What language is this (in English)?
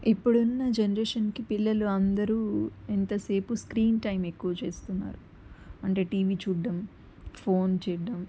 Telugu